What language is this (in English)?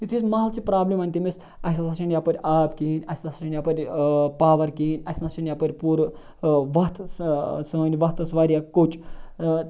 Kashmiri